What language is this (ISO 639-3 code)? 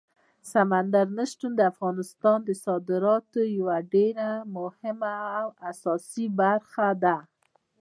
pus